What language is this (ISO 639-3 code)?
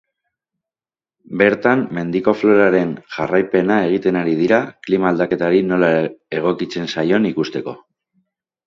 eus